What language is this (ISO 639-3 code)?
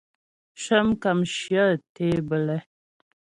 bbj